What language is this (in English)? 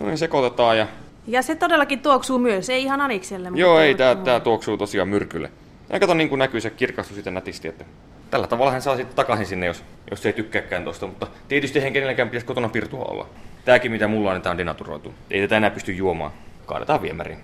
Finnish